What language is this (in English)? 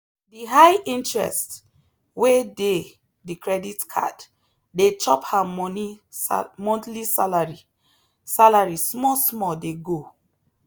Nigerian Pidgin